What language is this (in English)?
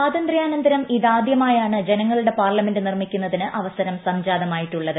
Malayalam